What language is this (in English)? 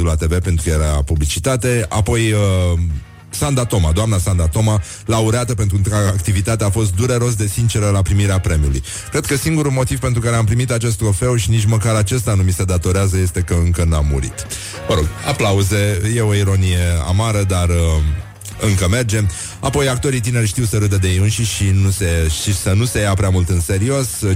Romanian